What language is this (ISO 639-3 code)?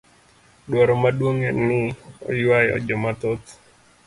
luo